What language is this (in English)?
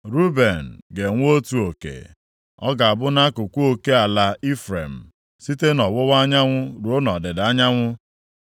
Igbo